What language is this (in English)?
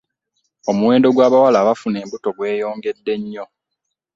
Ganda